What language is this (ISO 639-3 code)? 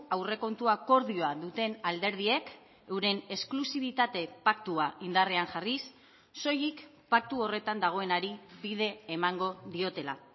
eus